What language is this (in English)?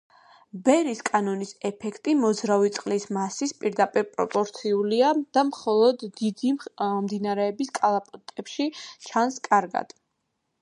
Georgian